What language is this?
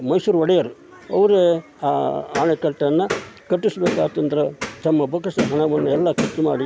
Kannada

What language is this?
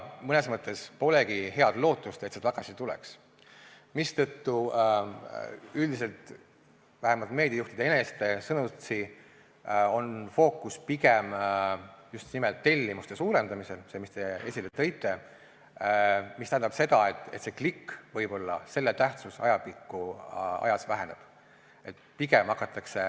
Estonian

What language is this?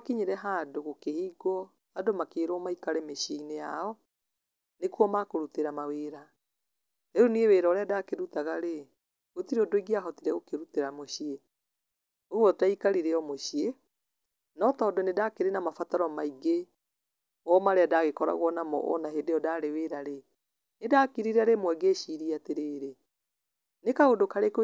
Kikuyu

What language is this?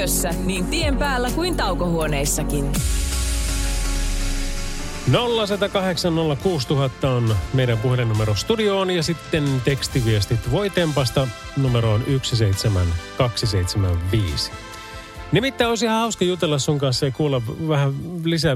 Finnish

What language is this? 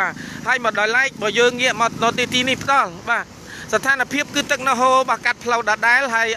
Thai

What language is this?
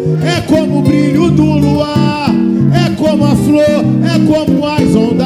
Portuguese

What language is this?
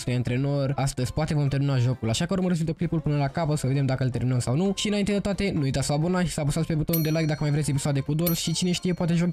Romanian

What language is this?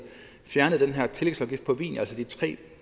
Danish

